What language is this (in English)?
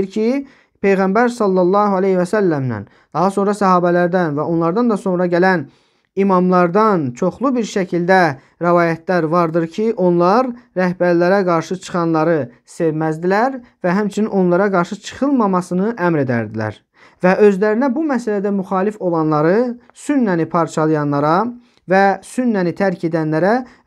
Turkish